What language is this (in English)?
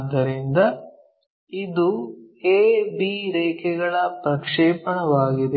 Kannada